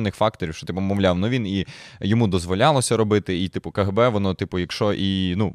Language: Ukrainian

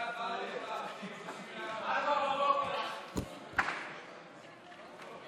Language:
Hebrew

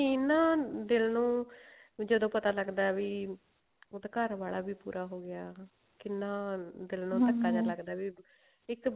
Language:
Punjabi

